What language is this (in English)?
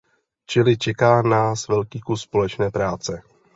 Czech